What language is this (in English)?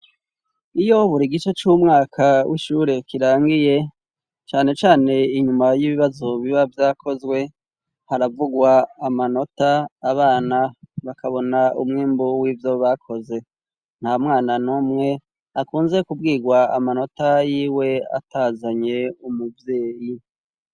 Rundi